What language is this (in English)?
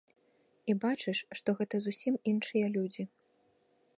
Belarusian